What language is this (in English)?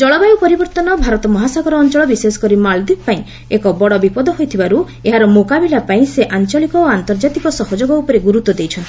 Odia